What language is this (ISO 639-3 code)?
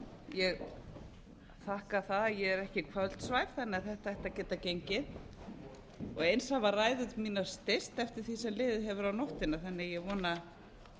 isl